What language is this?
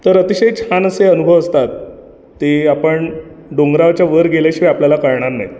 Marathi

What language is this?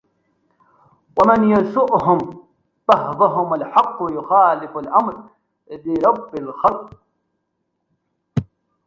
Arabic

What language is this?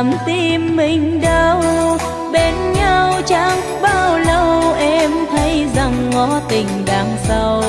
Vietnamese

